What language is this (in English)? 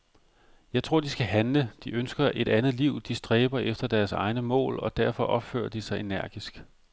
Danish